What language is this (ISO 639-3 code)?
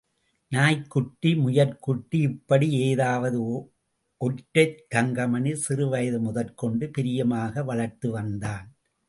tam